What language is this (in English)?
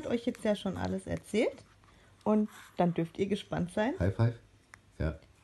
German